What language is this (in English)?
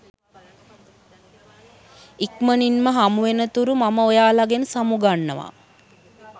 Sinhala